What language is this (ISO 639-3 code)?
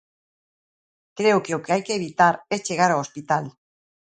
glg